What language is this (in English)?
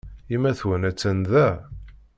Kabyle